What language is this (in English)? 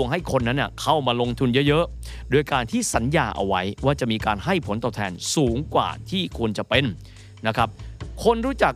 Thai